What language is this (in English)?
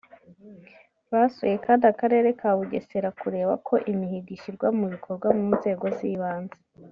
Kinyarwanda